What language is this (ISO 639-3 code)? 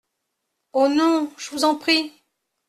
fra